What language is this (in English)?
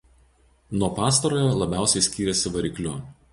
Lithuanian